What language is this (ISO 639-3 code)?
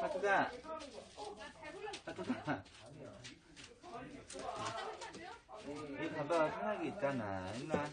kor